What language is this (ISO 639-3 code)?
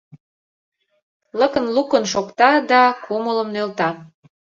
chm